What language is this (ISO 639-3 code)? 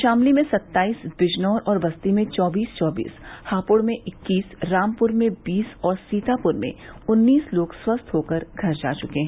hin